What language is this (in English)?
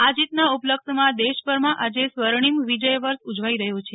Gujarati